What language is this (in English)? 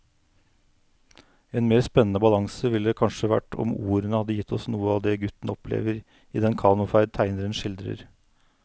Norwegian